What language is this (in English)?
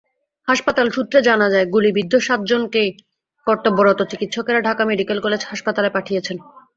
Bangla